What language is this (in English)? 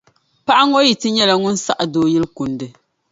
Dagbani